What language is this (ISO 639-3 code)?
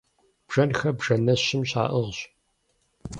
kbd